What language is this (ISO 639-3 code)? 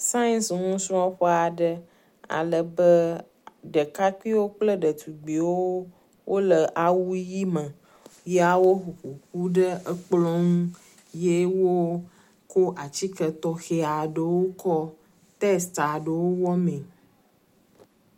ewe